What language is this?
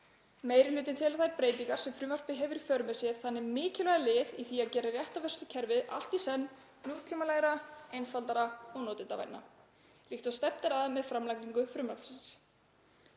Icelandic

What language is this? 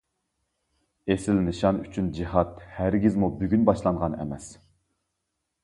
Uyghur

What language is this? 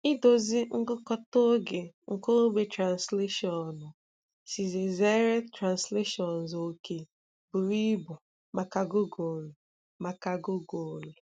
Igbo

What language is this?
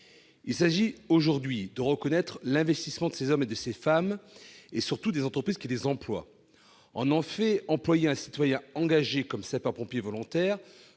French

